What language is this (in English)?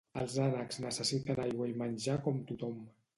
Catalan